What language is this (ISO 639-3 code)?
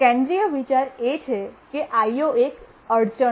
guj